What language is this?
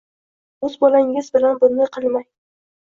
Uzbek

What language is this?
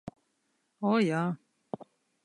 Latvian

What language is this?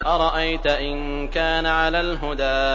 Arabic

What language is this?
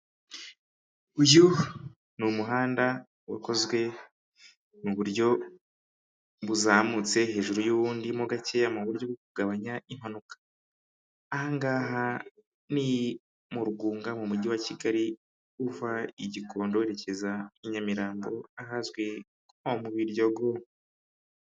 Kinyarwanda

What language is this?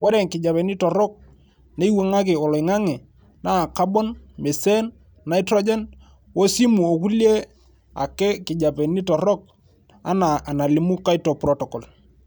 Masai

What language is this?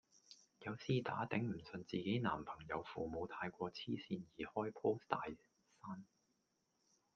Cantonese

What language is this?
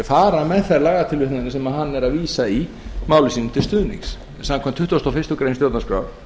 Icelandic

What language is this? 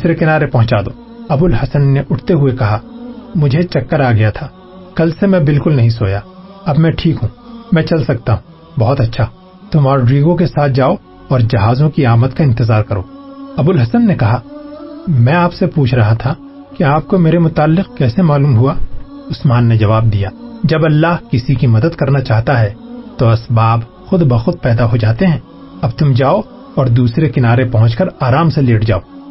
Urdu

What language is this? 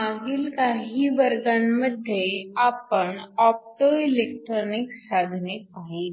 Marathi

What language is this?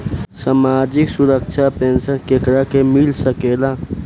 Bhojpuri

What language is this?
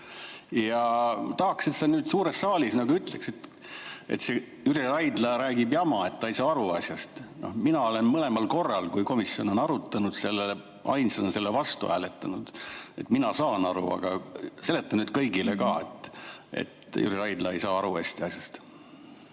Estonian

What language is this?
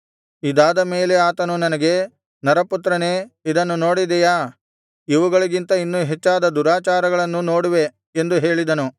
Kannada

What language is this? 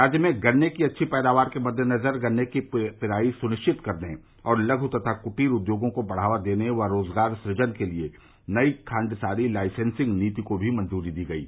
Hindi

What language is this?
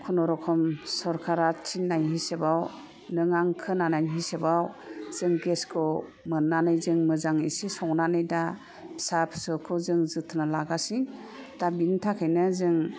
Bodo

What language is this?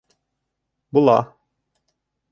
Bashkir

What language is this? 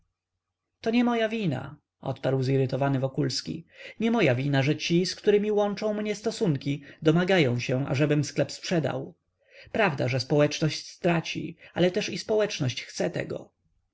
Polish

